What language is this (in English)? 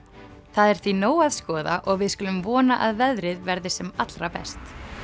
Icelandic